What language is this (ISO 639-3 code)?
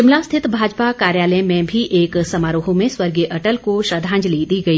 hin